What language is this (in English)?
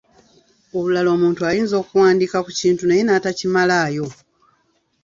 Ganda